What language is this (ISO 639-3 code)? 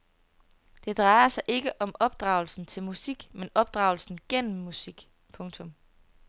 dan